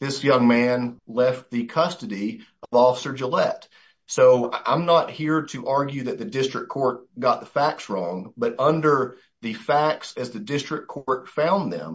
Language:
English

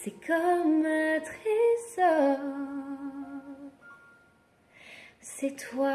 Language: Arabic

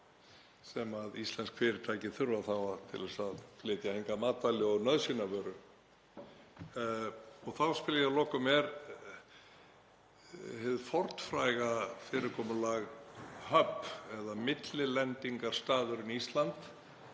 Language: Icelandic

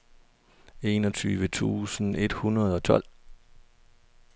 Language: Danish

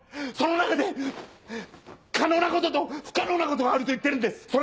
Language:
Japanese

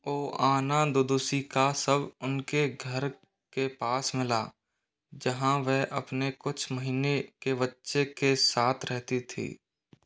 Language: Hindi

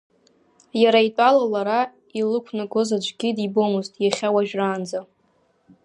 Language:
Abkhazian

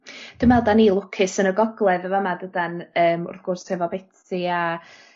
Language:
Welsh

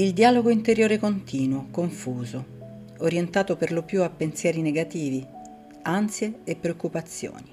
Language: Italian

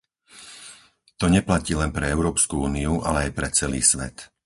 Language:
Slovak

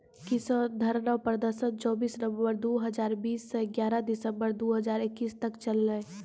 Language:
Maithili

